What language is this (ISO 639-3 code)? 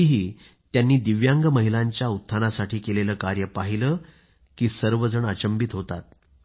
mar